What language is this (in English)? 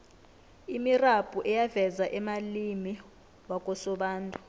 South Ndebele